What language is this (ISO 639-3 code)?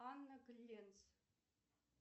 rus